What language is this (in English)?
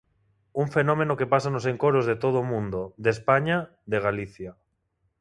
Galician